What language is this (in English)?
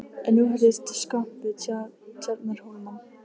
Icelandic